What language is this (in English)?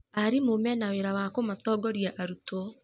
Kikuyu